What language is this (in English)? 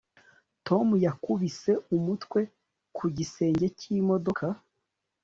Kinyarwanda